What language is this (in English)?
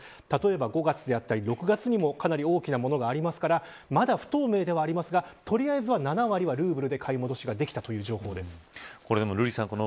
Japanese